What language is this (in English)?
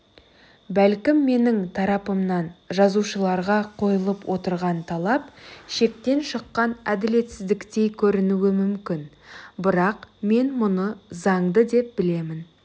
Kazakh